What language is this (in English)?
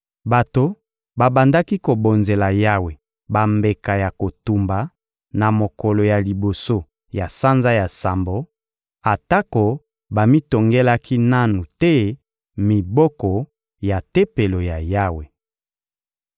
Lingala